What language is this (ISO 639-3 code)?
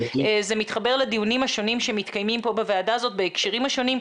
heb